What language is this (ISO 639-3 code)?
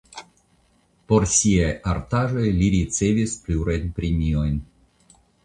epo